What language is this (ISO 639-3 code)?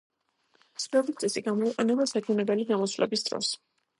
kat